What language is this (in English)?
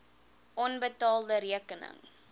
Afrikaans